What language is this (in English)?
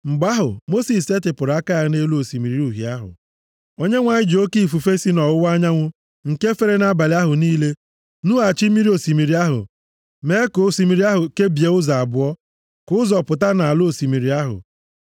Igbo